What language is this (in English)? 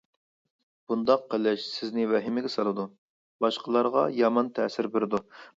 Uyghur